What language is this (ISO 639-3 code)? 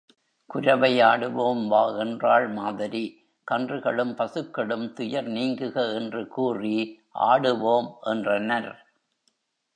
tam